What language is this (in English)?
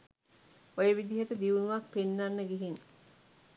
Sinhala